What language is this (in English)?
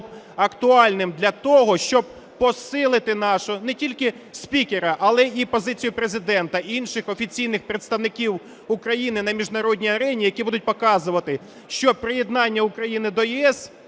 Ukrainian